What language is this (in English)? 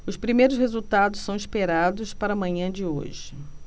Portuguese